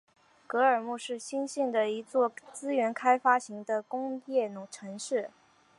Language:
Chinese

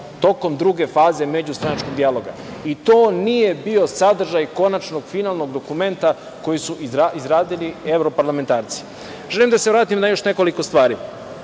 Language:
Serbian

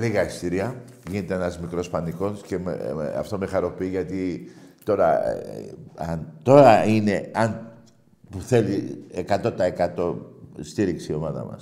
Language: Greek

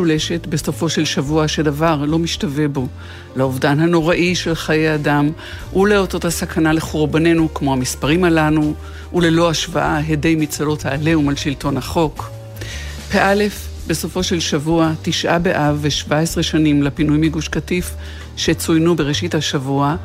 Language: Hebrew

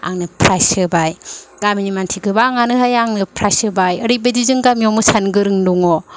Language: Bodo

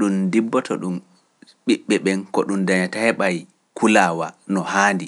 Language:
Pular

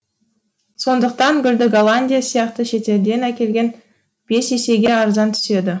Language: Kazakh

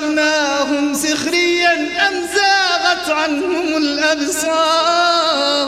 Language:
Arabic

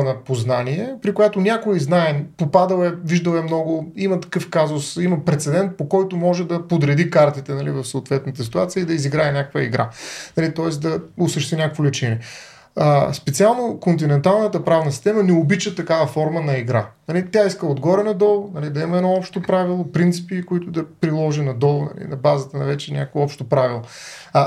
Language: Bulgarian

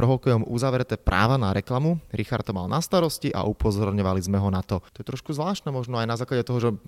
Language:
Slovak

